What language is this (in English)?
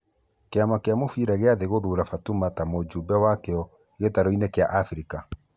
Kikuyu